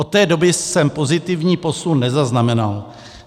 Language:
Czech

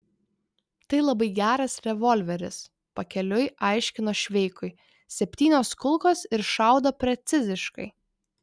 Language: Lithuanian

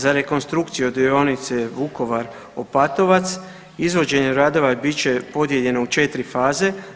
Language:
Croatian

